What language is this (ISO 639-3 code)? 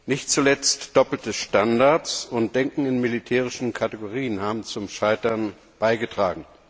deu